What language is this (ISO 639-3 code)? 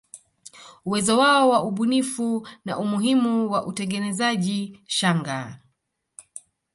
swa